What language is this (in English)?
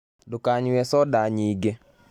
Kikuyu